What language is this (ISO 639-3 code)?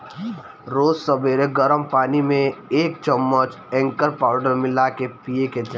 bho